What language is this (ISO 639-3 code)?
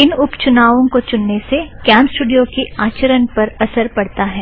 hin